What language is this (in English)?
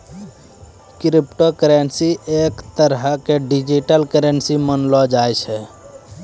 Maithili